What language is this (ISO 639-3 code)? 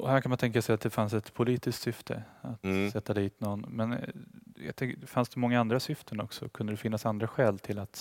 swe